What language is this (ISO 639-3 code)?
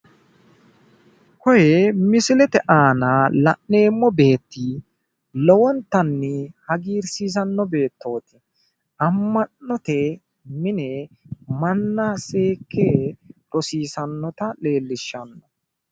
sid